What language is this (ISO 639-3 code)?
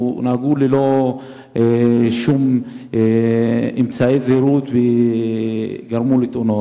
heb